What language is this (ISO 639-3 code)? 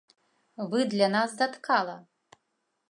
bel